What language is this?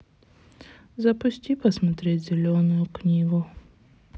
Russian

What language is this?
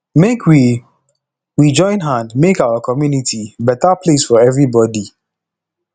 Nigerian Pidgin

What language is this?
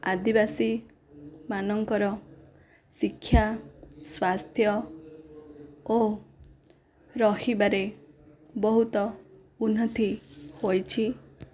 Odia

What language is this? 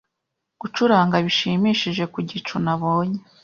Kinyarwanda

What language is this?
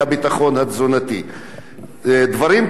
Hebrew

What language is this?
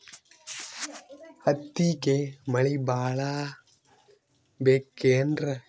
Kannada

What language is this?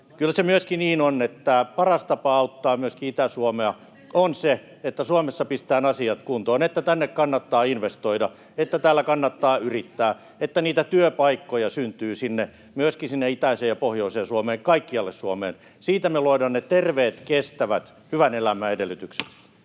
Finnish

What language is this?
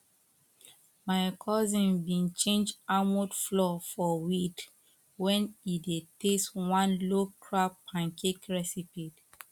Nigerian Pidgin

